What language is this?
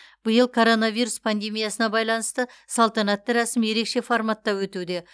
Kazakh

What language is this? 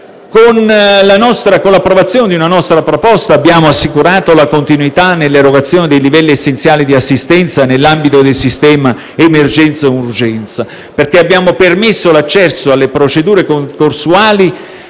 Italian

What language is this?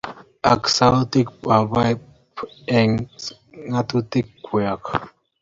Kalenjin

